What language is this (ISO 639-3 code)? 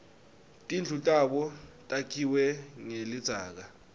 ssw